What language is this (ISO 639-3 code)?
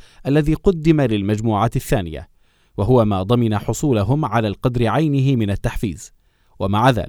ara